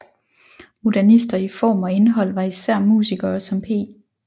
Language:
Danish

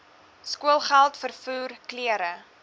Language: Afrikaans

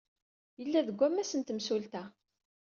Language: Kabyle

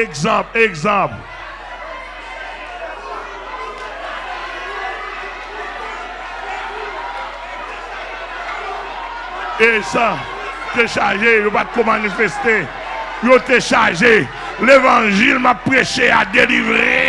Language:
French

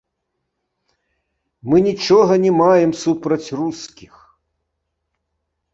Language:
Belarusian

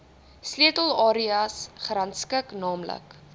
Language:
Afrikaans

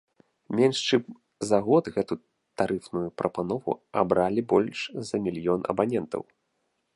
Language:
Belarusian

